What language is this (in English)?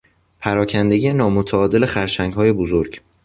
Persian